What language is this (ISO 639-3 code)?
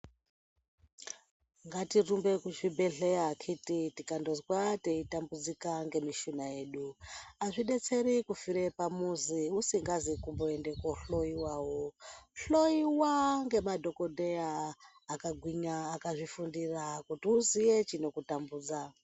ndc